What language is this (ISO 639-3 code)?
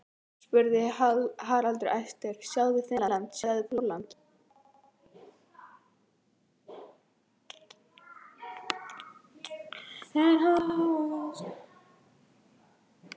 isl